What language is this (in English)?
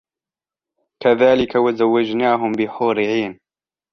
Arabic